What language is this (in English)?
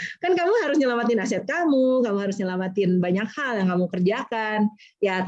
Indonesian